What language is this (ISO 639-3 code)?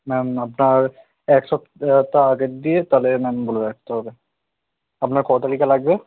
ben